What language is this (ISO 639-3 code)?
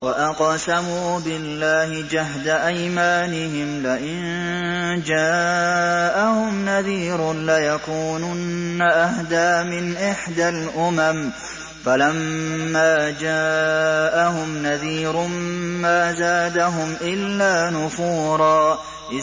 ara